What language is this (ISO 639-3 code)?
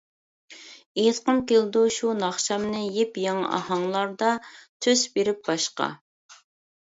uig